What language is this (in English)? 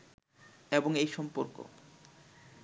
Bangla